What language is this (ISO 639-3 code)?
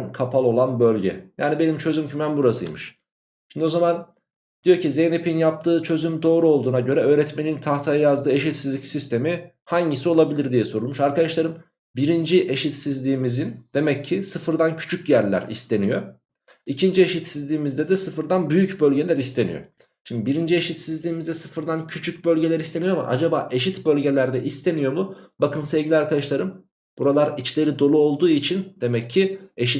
tur